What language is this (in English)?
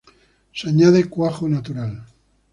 Spanish